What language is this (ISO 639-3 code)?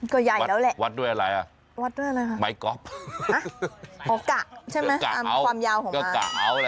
tha